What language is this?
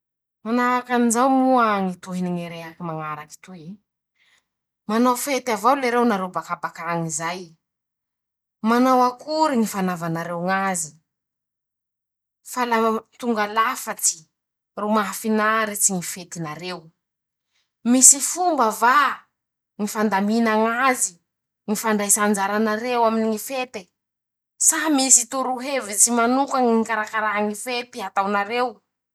Masikoro Malagasy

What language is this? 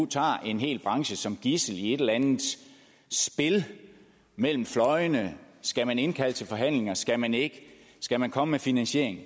Danish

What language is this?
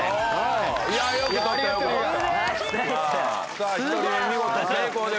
Japanese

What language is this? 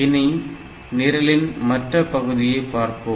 Tamil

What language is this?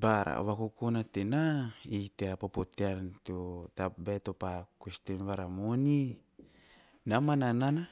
Teop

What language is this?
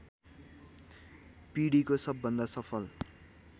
Nepali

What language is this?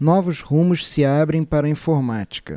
Portuguese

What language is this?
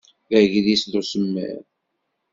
Kabyle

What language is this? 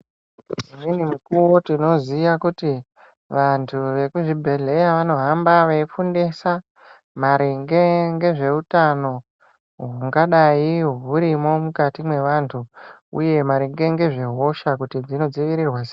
Ndau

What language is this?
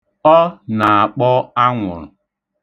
Igbo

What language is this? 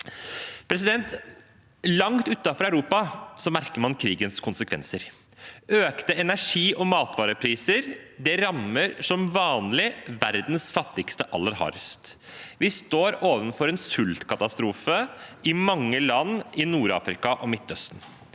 Norwegian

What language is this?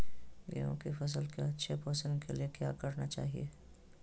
Magahi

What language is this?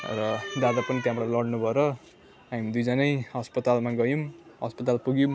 Nepali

